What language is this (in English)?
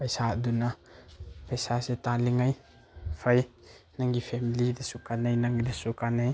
Manipuri